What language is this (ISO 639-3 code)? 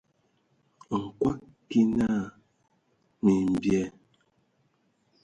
ewo